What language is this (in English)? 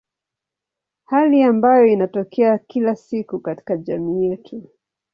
Swahili